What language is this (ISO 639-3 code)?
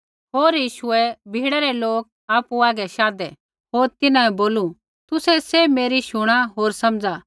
kfx